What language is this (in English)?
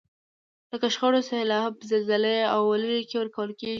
Pashto